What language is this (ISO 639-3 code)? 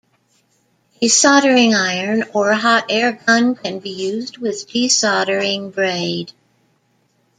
eng